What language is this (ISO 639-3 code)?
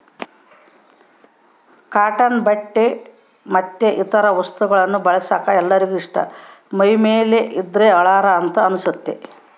kan